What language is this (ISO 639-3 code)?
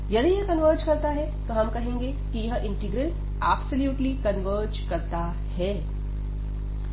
hin